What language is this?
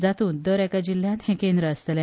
Konkani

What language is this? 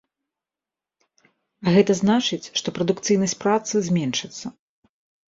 Belarusian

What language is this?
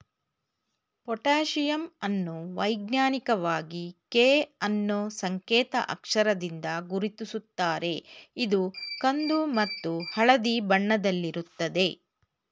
Kannada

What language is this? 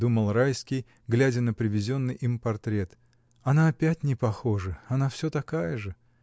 Russian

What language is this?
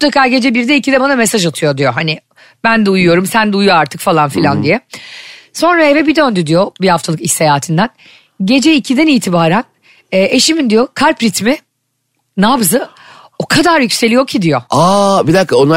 Turkish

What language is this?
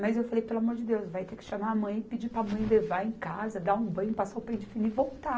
Portuguese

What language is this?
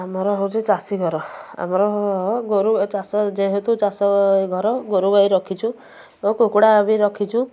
Odia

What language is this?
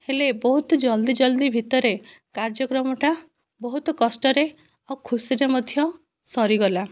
Odia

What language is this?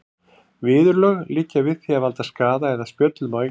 Icelandic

